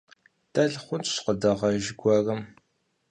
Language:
Kabardian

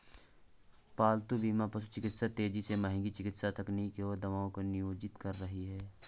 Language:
Hindi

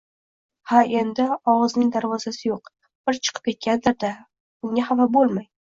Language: Uzbek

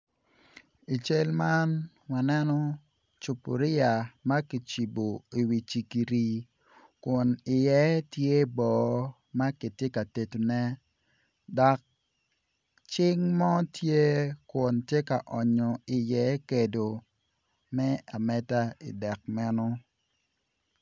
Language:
Acoli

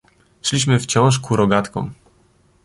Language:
Polish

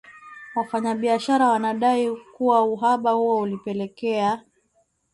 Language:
Swahili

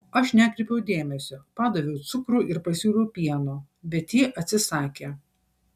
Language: Lithuanian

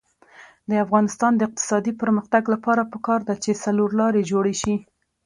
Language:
Pashto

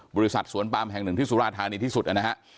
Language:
Thai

